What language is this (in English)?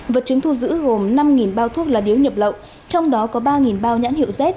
Vietnamese